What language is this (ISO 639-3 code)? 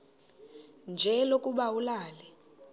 xho